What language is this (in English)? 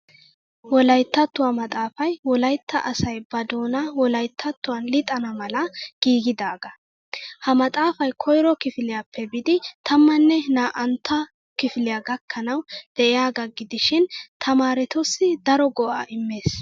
Wolaytta